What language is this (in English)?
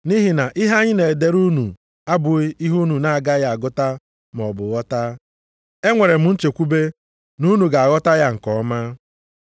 Igbo